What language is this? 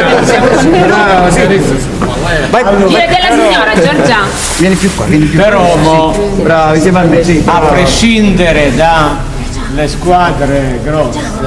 Italian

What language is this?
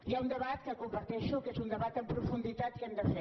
Catalan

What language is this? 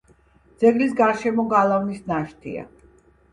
Georgian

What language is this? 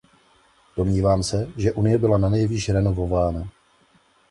Czech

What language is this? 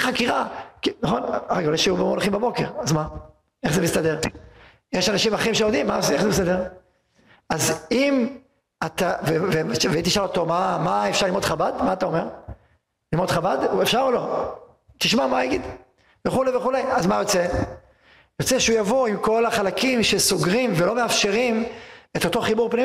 Hebrew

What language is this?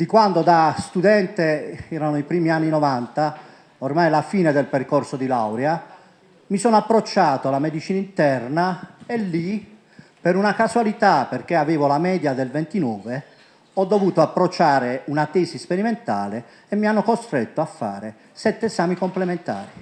Italian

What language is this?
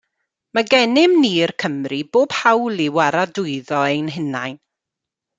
Welsh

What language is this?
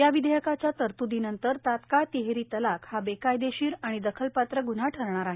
Marathi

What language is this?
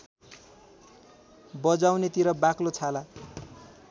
Nepali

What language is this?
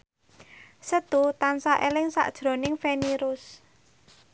Javanese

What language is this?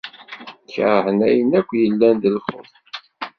Kabyle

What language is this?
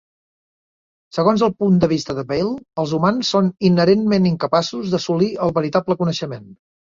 Catalan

